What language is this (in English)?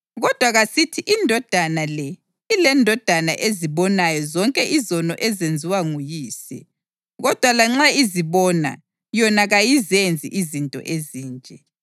North Ndebele